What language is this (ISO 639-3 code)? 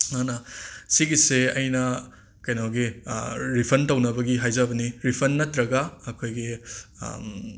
mni